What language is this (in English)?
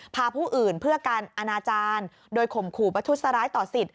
Thai